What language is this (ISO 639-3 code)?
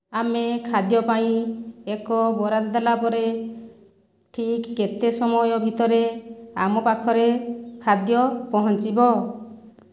ori